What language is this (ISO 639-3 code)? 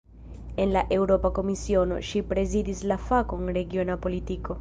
epo